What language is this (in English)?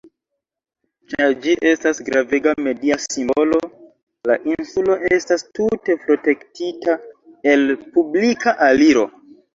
Esperanto